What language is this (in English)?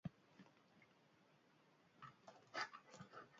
Basque